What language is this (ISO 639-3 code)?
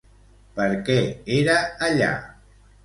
cat